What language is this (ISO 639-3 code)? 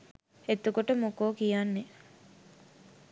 sin